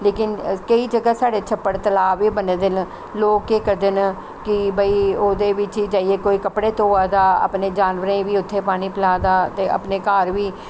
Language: Dogri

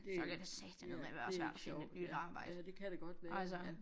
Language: Danish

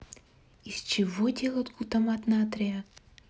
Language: Russian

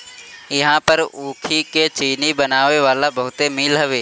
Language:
Bhojpuri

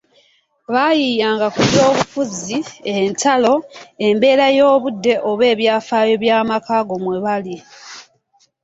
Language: Ganda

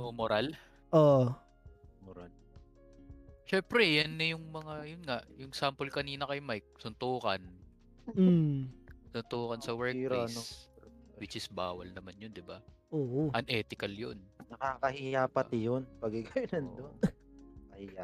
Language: Filipino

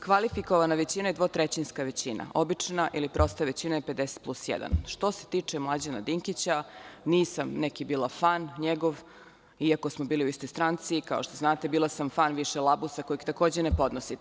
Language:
Serbian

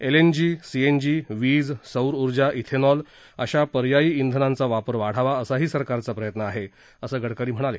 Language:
Marathi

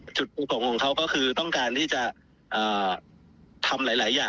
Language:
Thai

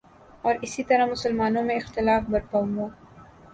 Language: Urdu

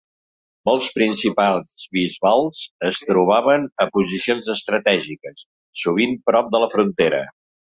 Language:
Catalan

